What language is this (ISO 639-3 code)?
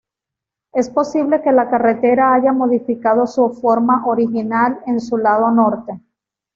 spa